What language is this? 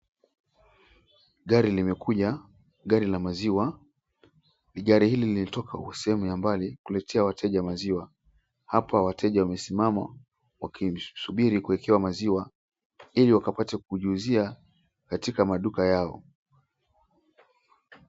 Swahili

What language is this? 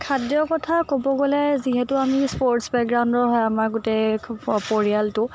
Assamese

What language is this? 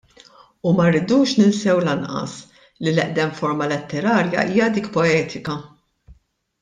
Maltese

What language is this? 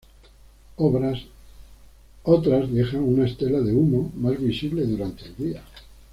Spanish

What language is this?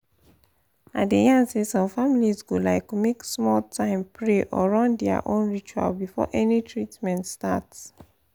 Nigerian Pidgin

